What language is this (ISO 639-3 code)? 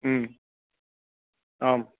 san